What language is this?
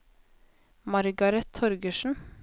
Norwegian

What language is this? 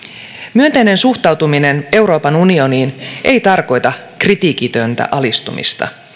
Finnish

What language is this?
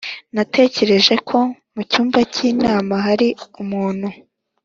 Kinyarwanda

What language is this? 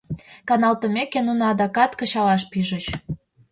Mari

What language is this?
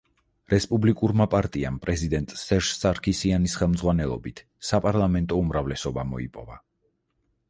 Georgian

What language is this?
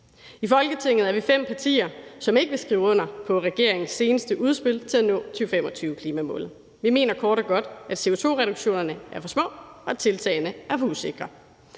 Danish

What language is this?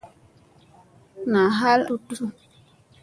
Musey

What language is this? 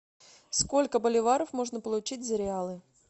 Russian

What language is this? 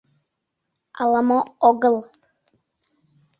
Mari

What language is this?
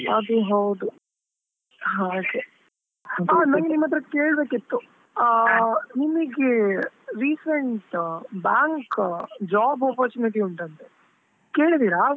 Kannada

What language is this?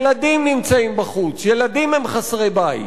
Hebrew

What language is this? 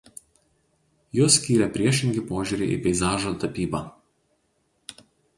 Lithuanian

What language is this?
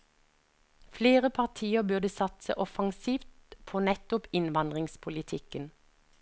Norwegian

